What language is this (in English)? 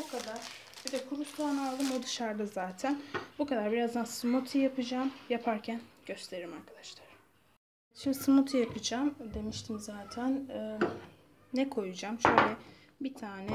Turkish